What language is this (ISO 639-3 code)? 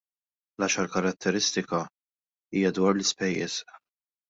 mlt